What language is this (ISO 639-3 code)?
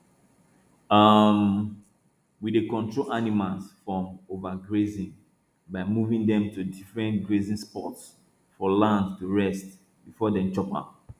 pcm